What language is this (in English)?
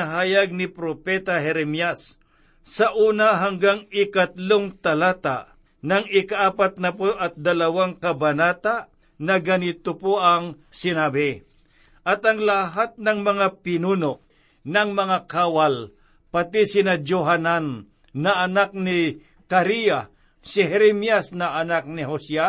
Filipino